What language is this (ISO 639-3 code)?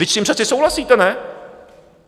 ces